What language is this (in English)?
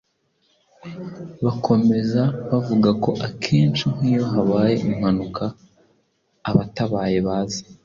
Kinyarwanda